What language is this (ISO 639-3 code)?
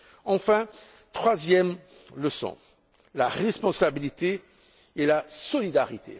fra